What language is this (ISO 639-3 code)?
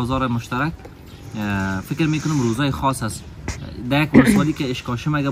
fas